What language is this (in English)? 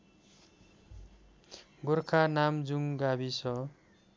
Nepali